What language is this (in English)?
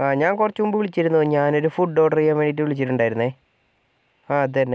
Malayalam